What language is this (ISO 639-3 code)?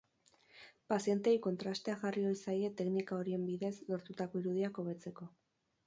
eus